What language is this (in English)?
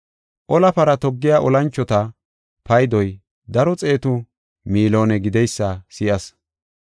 Gofa